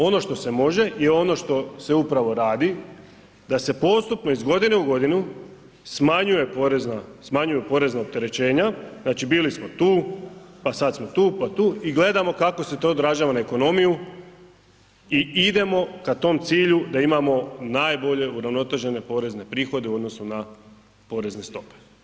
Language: Croatian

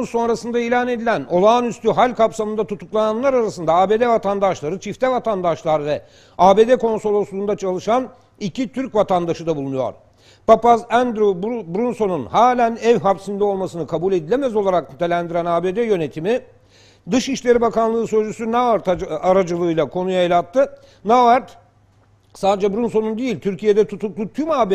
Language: Turkish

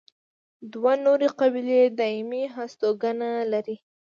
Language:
Pashto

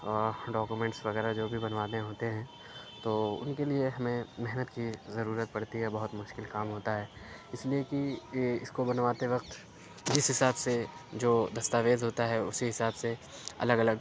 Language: Urdu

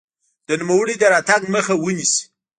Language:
Pashto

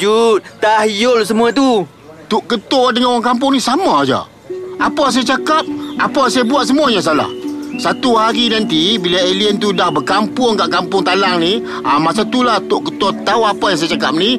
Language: Malay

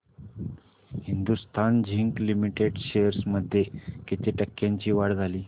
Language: Marathi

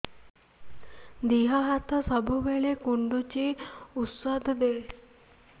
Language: Odia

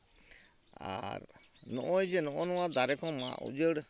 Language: Santali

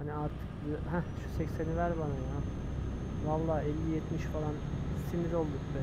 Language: Turkish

